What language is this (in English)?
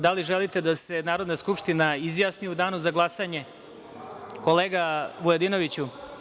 Serbian